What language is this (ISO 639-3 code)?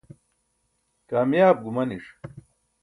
bsk